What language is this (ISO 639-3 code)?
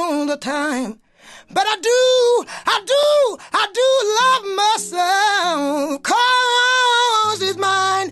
fas